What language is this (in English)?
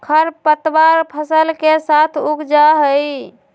Magahi